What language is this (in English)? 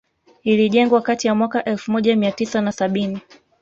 Swahili